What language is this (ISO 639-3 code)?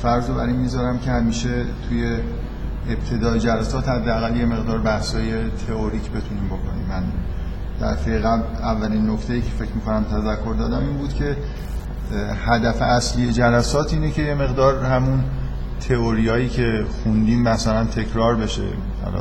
fas